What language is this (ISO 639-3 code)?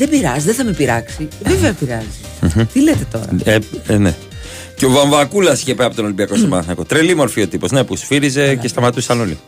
ell